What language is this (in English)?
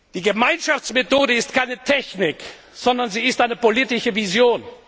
German